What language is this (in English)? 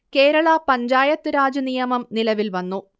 Malayalam